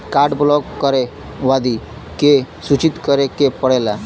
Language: Bhojpuri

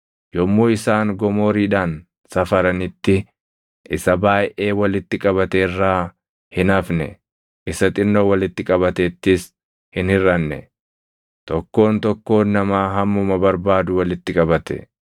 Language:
Oromo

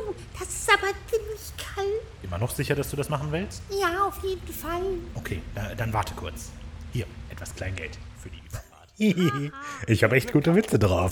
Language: German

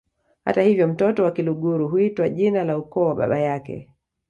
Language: Swahili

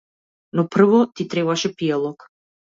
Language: Macedonian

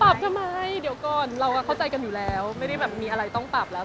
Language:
Thai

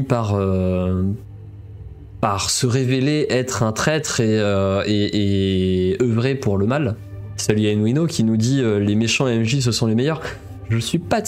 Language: French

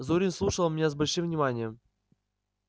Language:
Russian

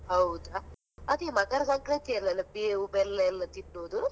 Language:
Kannada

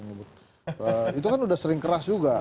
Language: Indonesian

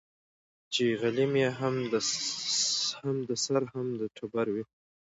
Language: Pashto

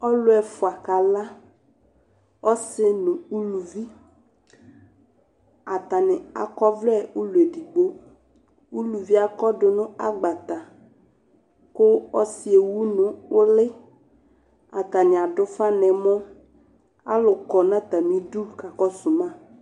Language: Ikposo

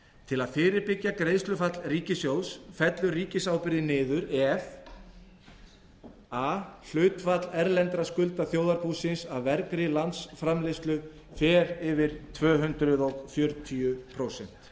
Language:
Icelandic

